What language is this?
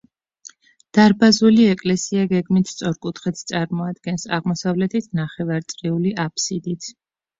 Georgian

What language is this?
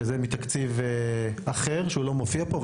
Hebrew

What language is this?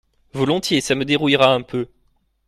French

